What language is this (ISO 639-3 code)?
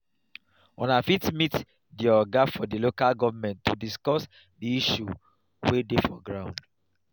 pcm